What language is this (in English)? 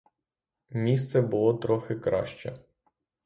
Ukrainian